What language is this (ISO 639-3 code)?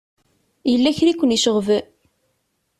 kab